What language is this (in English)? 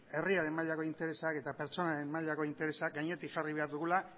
Basque